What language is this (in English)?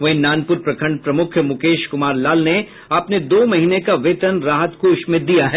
Hindi